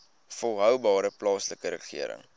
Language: Afrikaans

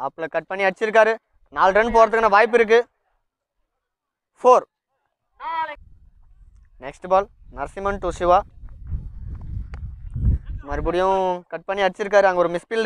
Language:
Hindi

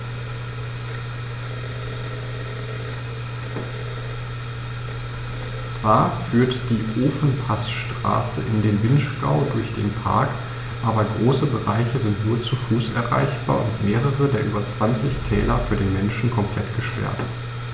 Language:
German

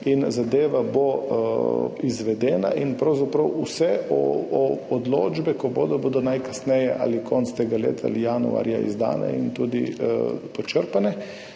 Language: Slovenian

